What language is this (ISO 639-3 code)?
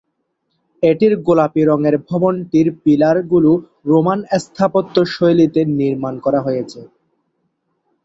ben